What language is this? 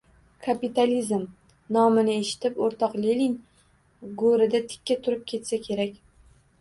Uzbek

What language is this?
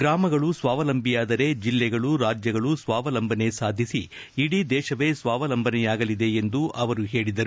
Kannada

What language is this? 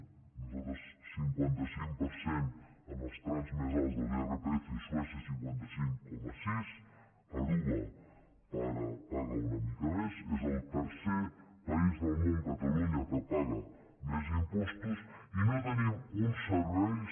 Catalan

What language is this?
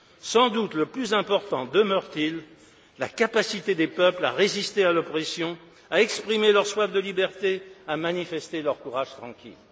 French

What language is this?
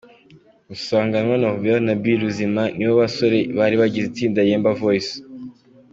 Kinyarwanda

